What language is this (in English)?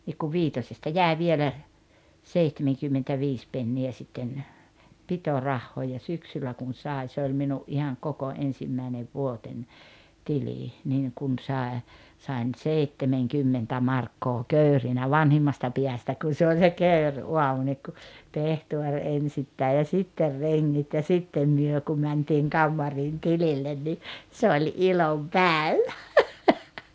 Finnish